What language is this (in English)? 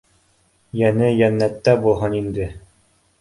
Bashkir